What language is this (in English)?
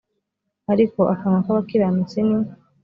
Kinyarwanda